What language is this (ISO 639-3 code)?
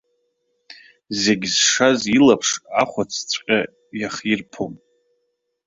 abk